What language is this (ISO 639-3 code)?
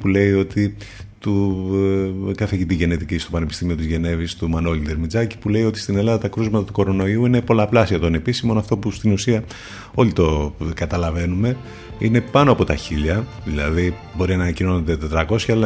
ell